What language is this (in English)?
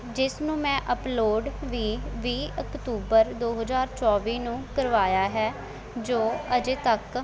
Punjabi